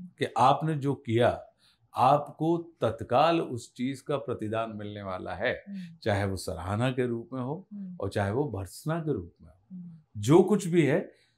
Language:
Hindi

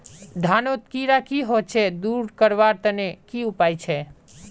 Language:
Magahi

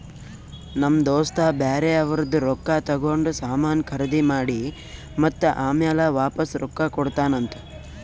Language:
Kannada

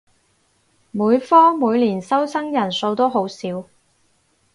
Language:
Cantonese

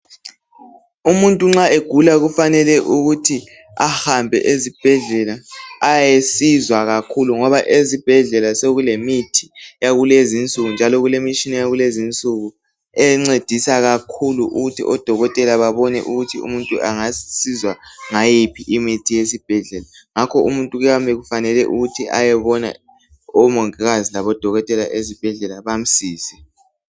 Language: North Ndebele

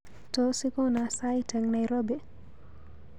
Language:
Kalenjin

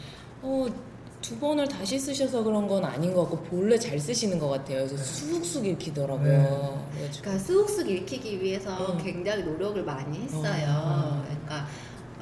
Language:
Korean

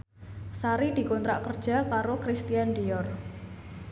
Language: Javanese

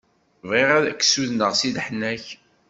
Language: Kabyle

